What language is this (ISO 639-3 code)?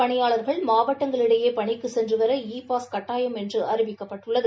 tam